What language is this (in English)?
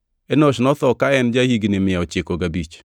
Luo (Kenya and Tanzania)